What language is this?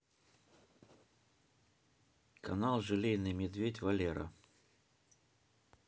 Russian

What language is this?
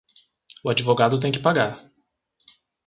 Portuguese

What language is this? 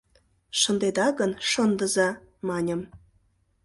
Mari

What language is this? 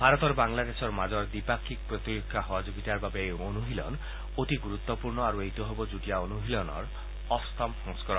Assamese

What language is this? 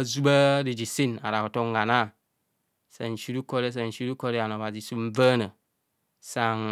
Kohumono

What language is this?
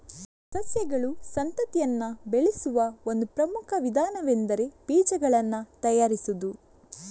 Kannada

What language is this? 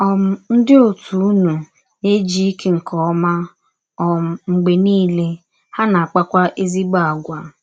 Igbo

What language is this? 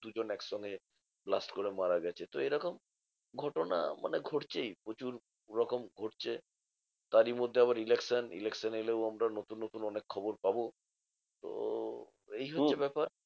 Bangla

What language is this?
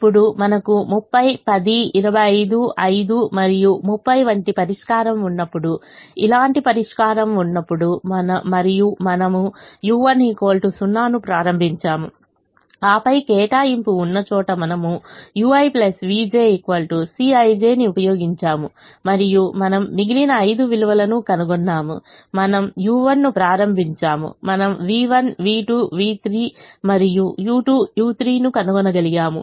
Telugu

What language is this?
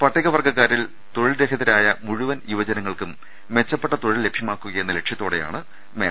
Malayalam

